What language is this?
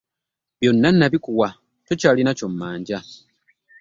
Ganda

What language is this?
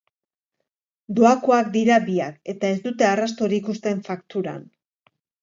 Basque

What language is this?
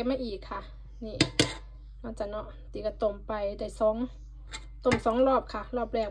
Thai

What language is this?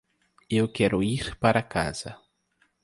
Portuguese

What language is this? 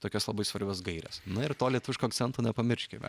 Lithuanian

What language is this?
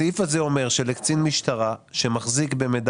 Hebrew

